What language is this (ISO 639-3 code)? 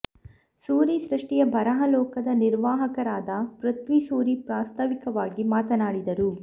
kan